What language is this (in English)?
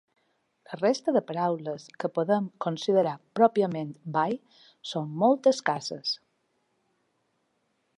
Catalan